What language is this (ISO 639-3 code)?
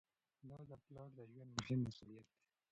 pus